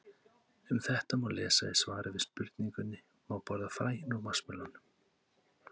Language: Icelandic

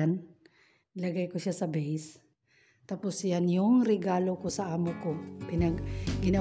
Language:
Filipino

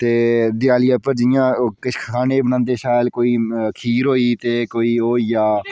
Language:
Dogri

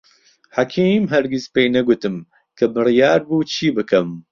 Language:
Central Kurdish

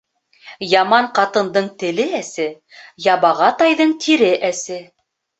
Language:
Bashkir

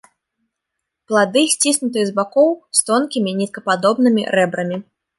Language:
Belarusian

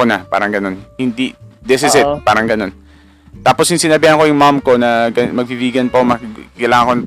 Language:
Filipino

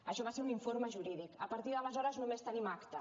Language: Catalan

